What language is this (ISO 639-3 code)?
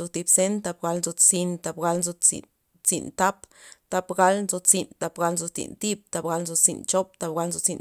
ztp